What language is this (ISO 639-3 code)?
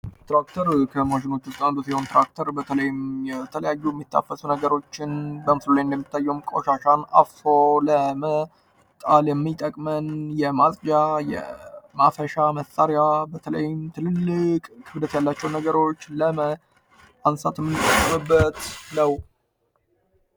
amh